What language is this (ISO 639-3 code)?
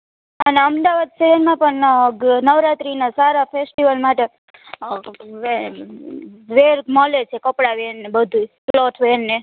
guj